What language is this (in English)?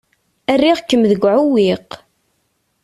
Kabyle